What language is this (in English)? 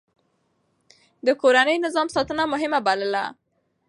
Pashto